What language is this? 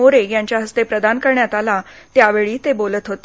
Marathi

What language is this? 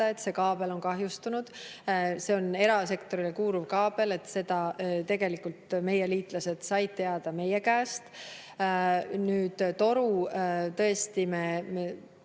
Estonian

